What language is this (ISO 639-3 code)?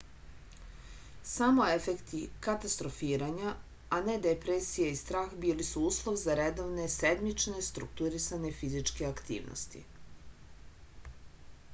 srp